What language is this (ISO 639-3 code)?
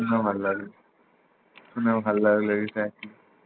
ben